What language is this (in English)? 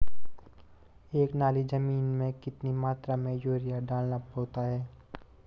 Hindi